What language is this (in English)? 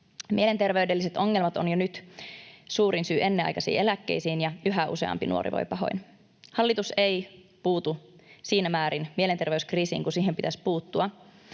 Finnish